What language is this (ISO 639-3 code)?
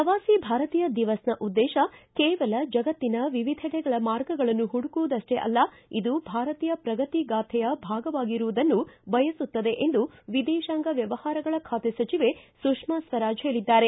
kan